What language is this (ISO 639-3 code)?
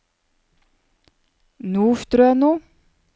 nor